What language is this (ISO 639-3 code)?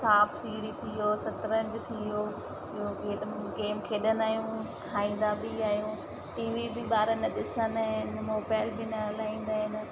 snd